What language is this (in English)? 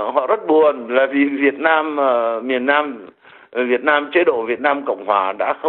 Vietnamese